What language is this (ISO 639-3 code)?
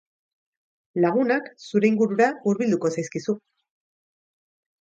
eus